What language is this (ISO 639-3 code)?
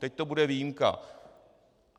ces